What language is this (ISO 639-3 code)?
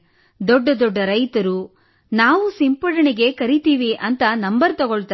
kan